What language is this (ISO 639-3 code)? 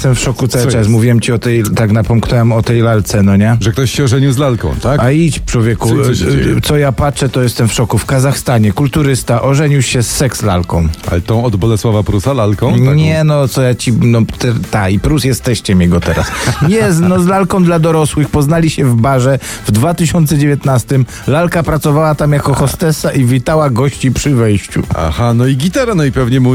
pol